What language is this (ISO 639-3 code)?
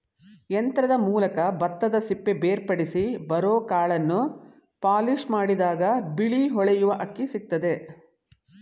kan